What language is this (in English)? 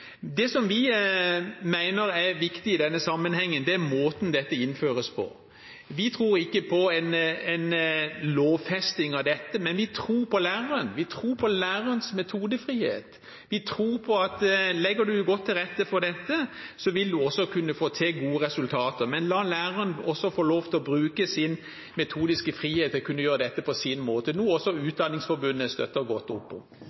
Norwegian Bokmål